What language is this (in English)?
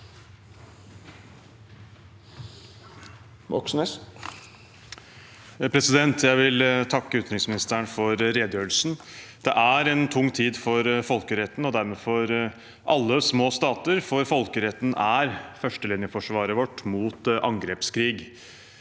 Norwegian